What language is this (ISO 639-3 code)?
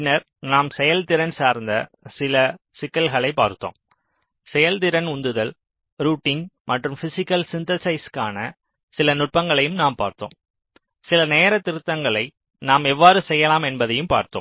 tam